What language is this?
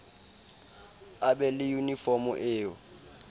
Southern Sotho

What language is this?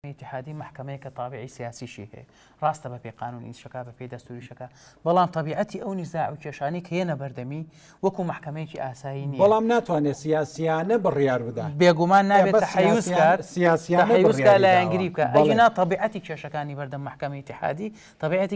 Arabic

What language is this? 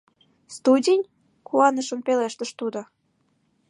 Mari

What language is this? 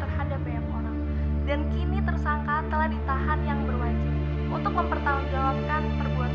Indonesian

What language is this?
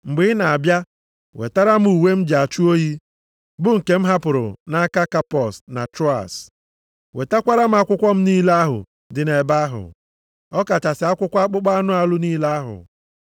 Igbo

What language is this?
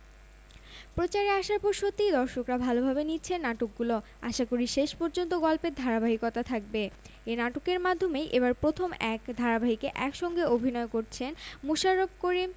Bangla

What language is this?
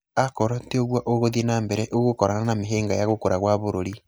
Kikuyu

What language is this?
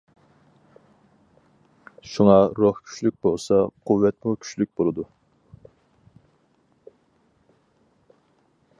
Uyghur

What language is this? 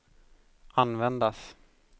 Swedish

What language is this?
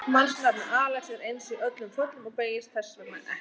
Icelandic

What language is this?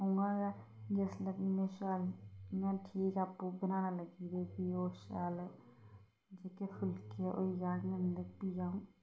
Dogri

